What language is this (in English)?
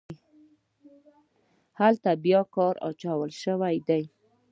Pashto